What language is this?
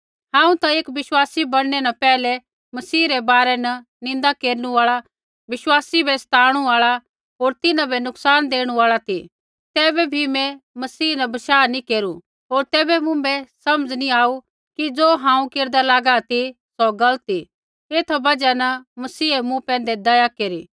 Kullu Pahari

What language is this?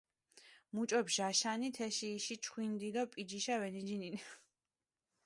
Mingrelian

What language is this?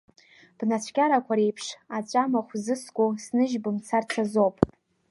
Abkhazian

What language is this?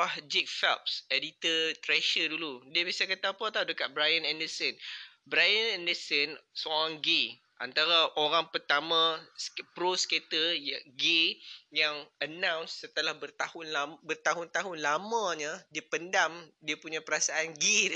Malay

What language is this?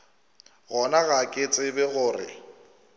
Northern Sotho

